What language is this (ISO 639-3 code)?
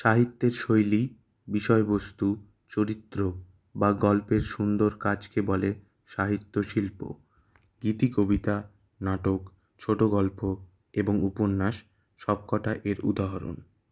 ben